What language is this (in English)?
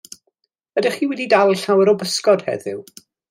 Welsh